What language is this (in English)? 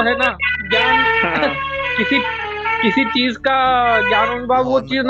Hindi